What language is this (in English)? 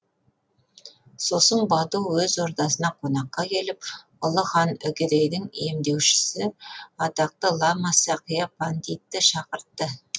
Kazakh